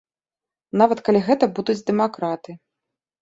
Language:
Belarusian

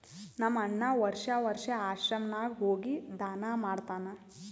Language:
Kannada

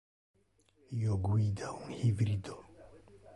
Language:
Interlingua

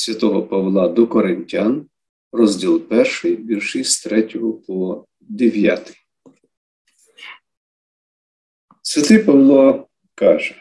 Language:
Ukrainian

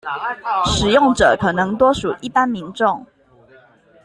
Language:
Chinese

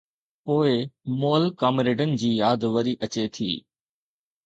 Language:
Sindhi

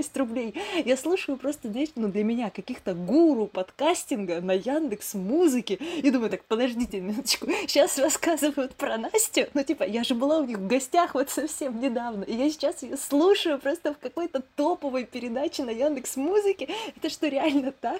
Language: Russian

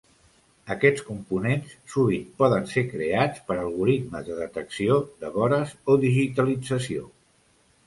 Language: Catalan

